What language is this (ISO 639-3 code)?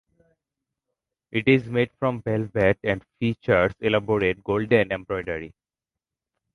eng